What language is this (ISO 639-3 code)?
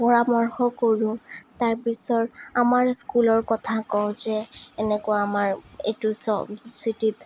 asm